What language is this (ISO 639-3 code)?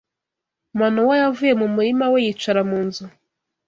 kin